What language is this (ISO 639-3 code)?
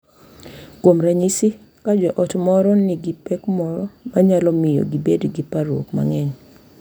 luo